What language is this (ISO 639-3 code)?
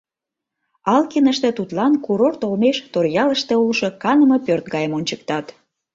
chm